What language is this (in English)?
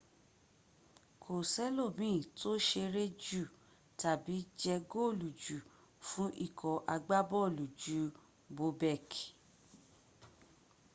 Yoruba